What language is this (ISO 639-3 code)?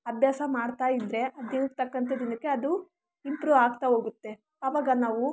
kan